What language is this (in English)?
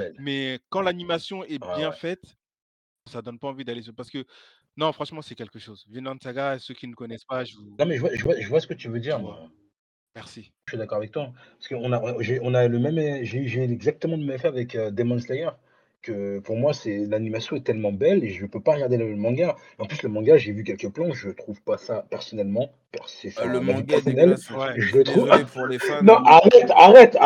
French